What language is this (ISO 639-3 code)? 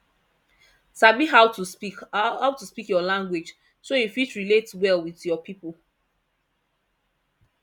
pcm